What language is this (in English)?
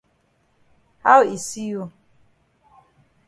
Cameroon Pidgin